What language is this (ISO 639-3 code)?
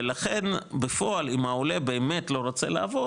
heb